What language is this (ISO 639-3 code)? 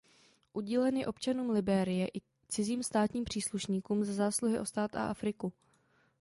ces